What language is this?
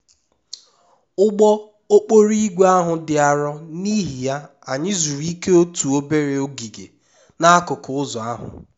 Igbo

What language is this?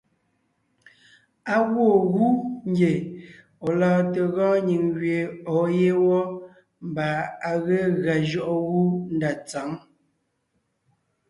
Ngiemboon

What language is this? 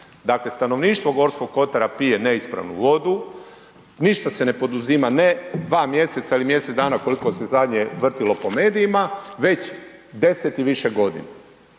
Croatian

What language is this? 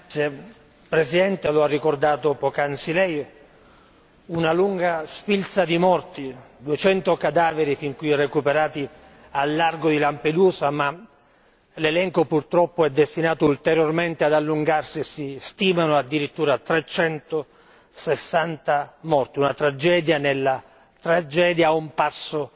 Italian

